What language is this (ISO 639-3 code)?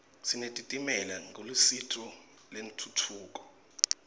ssw